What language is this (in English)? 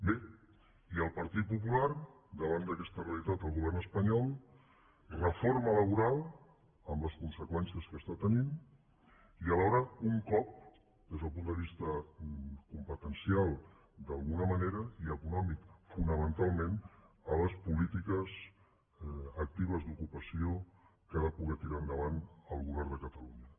Catalan